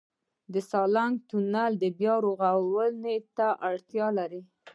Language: Pashto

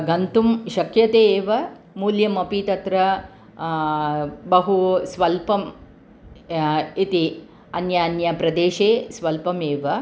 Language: Sanskrit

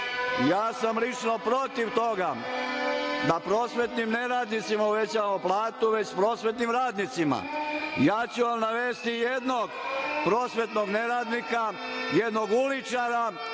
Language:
Serbian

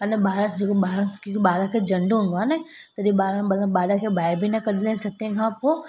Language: Sindhi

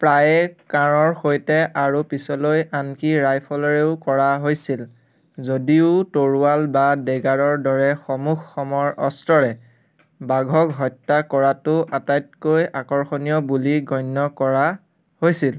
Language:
Assamese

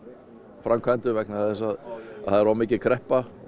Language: Icelandic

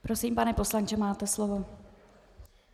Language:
Czech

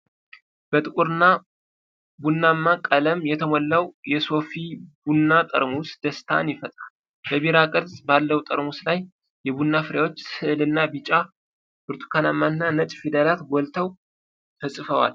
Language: Amharic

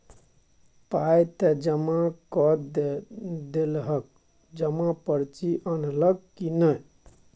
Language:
Maithili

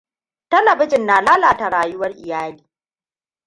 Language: Hausa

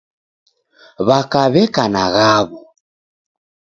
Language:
Taita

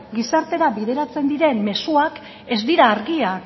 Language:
Basque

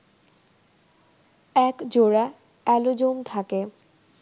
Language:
Bangla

